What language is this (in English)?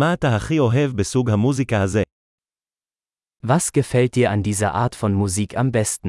Hebrew